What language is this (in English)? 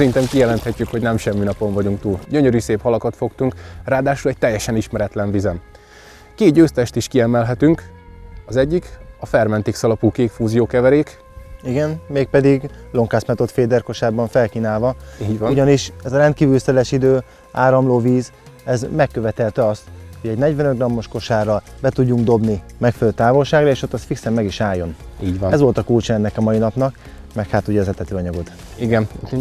Hungarian